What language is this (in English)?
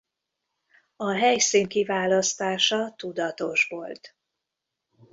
Hungarian